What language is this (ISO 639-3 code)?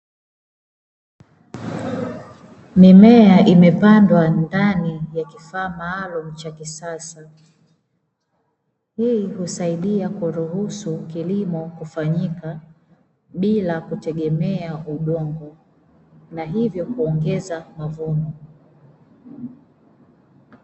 swa